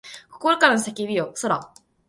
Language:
Japanese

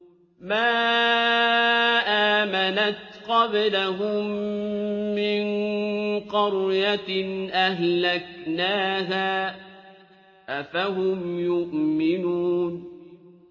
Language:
Arabic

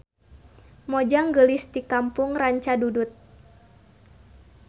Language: Sundanese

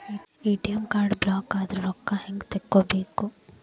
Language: Kannada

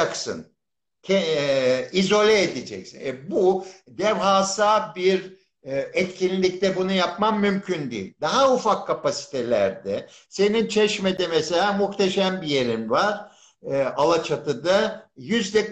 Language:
Turkish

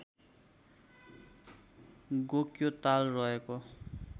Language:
Nepali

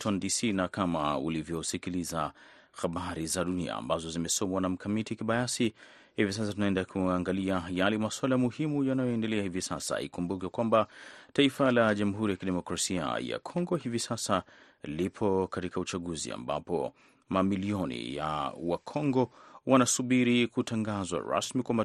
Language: Swahili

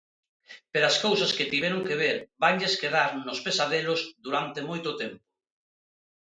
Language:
Galician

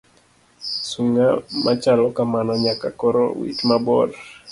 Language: Luo (Kenya and Tanzania)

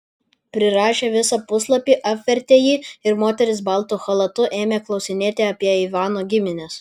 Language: Lithuanian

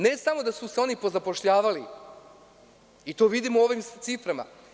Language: Serbian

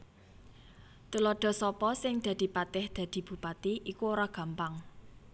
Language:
Javanese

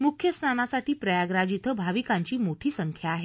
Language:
Marathi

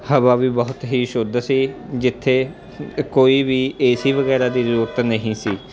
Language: Punjabi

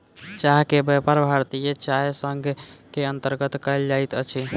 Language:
Maithili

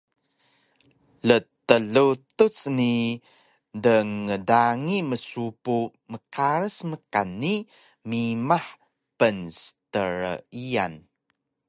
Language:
Taroko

